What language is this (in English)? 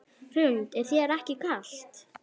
Icelandic